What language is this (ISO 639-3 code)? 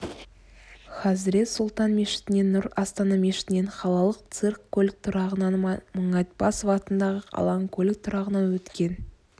kaz